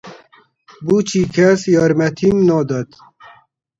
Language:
Central Kurdish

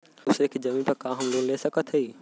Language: Bhojpuri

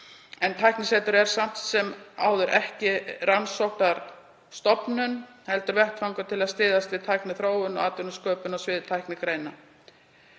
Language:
Icelandic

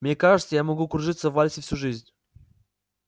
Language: Russian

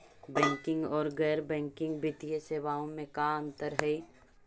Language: Magahi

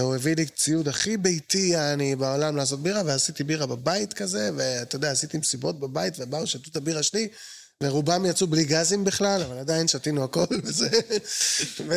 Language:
Hebrew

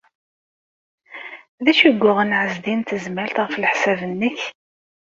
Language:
Kabyle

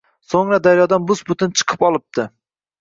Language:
Uzbek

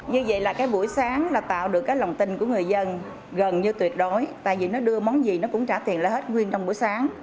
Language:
Vietnamese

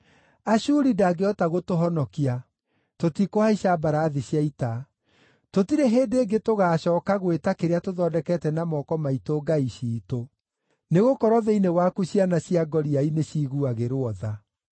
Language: Kikuyu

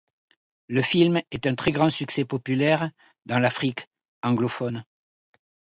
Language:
French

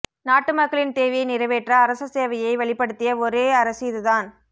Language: Tamil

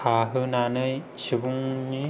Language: Bodo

